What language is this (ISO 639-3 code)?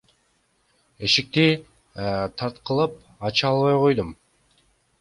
kir